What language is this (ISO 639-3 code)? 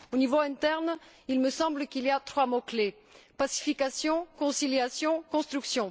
fra